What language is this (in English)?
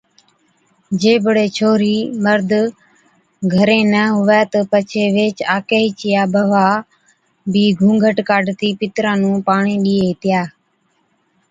Od